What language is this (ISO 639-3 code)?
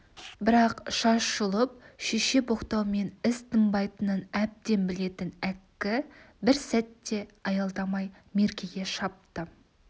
kaz